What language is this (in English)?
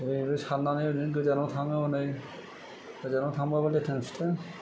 Bodo